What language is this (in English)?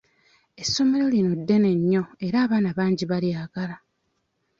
Ganda